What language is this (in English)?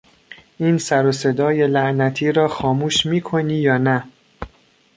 Persian